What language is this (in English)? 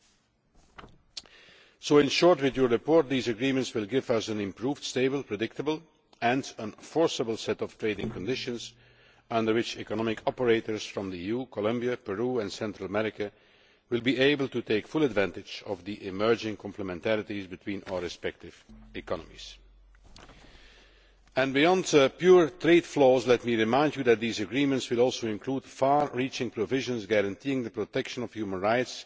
English